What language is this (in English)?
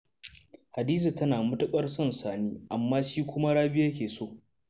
Hausa